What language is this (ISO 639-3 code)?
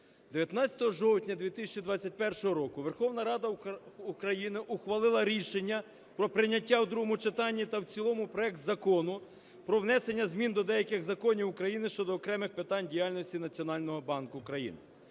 ukr